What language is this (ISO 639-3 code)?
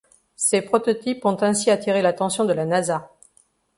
fra